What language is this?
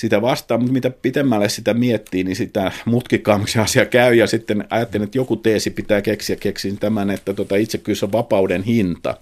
Finnish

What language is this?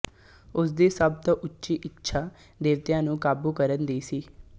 Punjabi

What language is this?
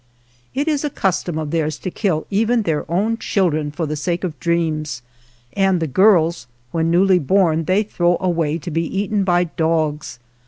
English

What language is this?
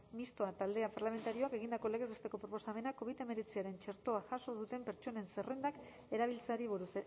Basque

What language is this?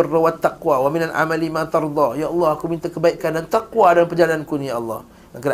Malay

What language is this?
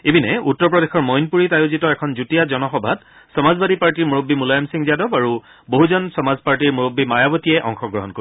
Assamese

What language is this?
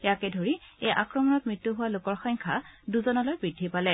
Assamese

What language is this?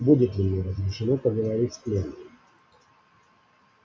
Russian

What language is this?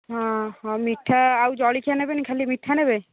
Odia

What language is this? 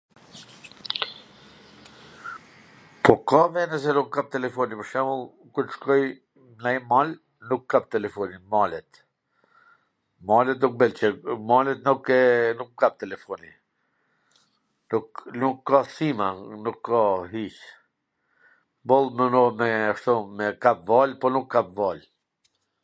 Gheg Albanian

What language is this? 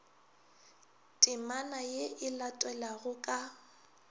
Northern Sotho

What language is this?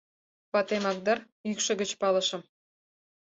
Mari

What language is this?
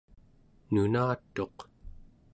Central Yupik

